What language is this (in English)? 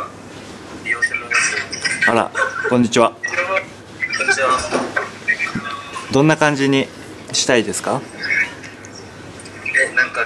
Japanese